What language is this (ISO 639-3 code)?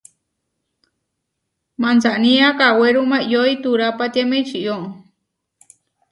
var